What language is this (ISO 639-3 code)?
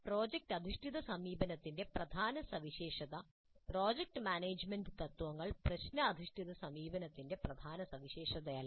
mal